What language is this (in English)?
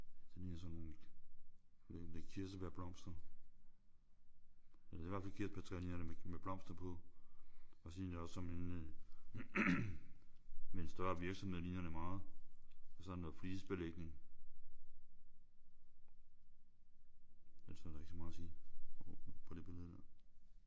Danish